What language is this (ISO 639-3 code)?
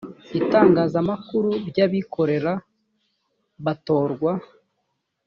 kin